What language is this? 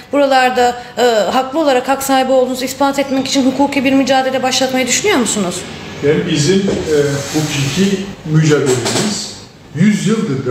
Turkish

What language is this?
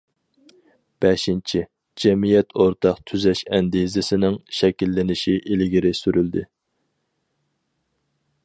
Uyghur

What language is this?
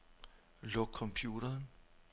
Danish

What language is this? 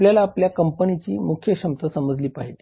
Marathi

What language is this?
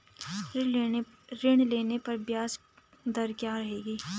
Hindi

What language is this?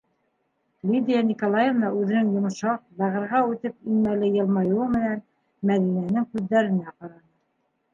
Bashkir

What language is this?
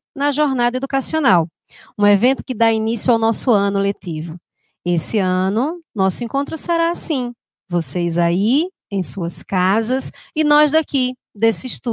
Portuguese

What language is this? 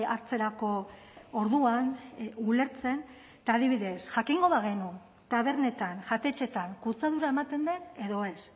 Basque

